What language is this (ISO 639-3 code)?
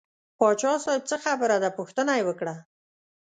pus